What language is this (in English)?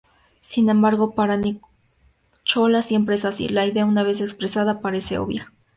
Spanish